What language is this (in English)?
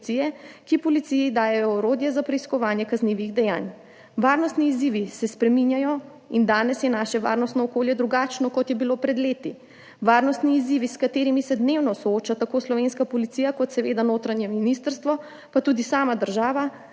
Slovenian